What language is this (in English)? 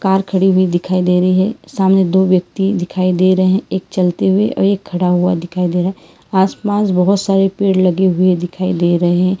Hindi